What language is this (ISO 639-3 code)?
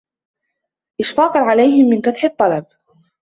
ara